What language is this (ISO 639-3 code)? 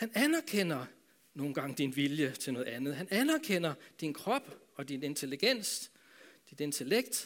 dan